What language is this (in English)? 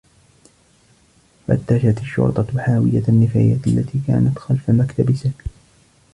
Arabic